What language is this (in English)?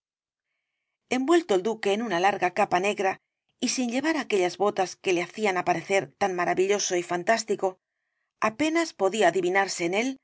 Spanish